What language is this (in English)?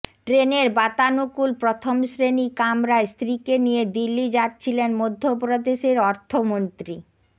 Bangla